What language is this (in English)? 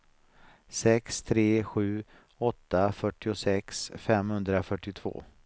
Swedish